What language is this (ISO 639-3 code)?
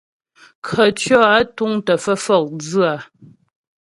bbj